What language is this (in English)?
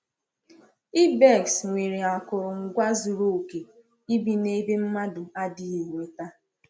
Igbo